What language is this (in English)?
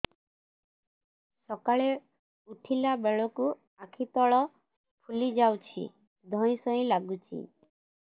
Odia